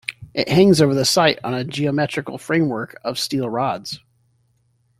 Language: English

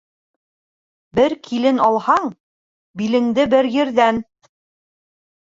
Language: Bashkir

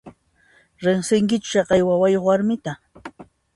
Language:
Puno Quechua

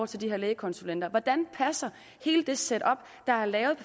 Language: Danish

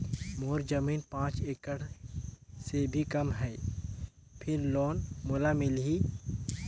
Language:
Chhattisgarhi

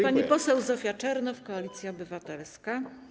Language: Polish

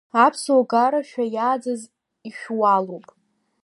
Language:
Abkhazian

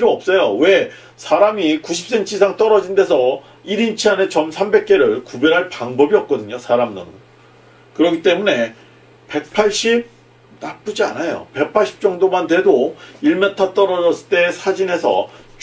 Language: Korean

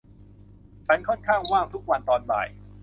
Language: Thai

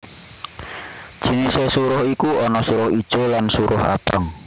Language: Javanese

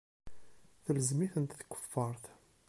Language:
Kabyle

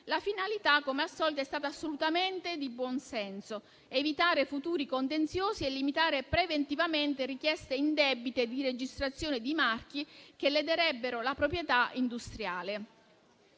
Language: Italian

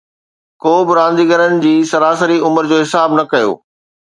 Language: Sindhi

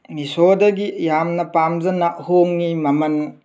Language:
Manipuri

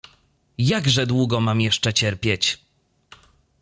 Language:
Polish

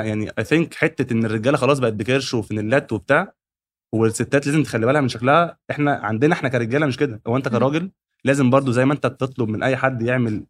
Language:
Arabic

